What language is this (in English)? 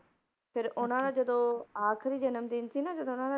Punjabi